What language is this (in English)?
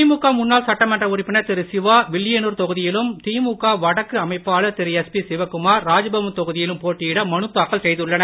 Tamil